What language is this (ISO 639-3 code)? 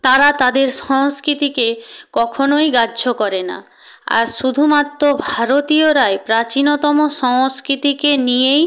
ben